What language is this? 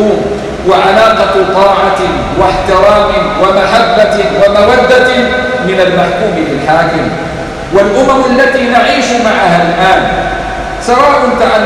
Arabic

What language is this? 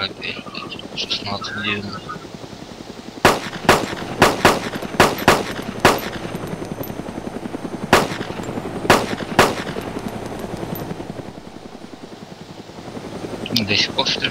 Russian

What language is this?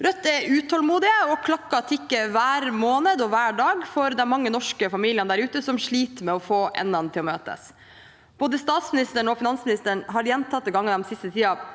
Norwegian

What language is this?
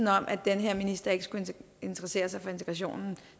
Danish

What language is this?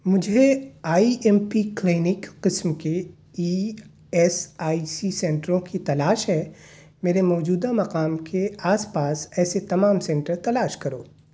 Urdu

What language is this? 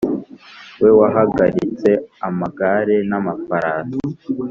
Kinyarwanda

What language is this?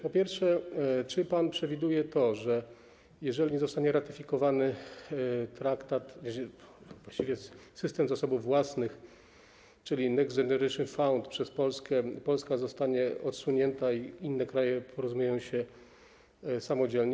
Polish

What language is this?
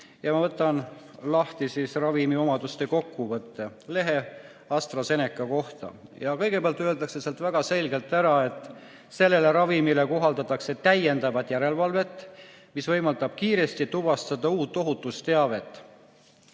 Estonian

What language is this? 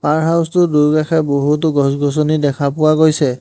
Assamese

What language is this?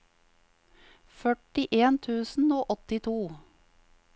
Norwegian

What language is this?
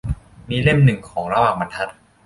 Thai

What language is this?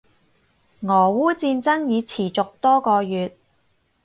Cantonese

